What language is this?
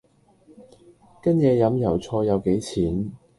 Cantonese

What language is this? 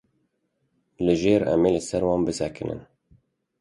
Kurdish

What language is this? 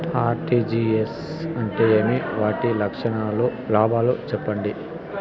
Telugu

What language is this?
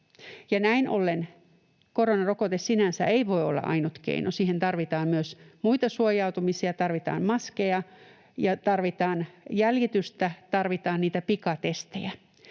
Finnish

